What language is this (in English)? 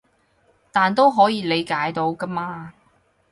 Cantonese